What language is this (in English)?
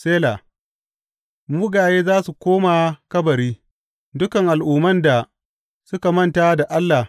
Hausa